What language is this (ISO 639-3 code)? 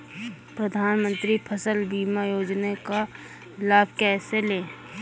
hin